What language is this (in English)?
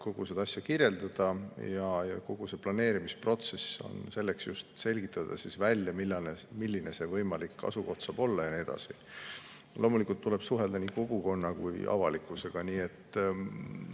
Estonian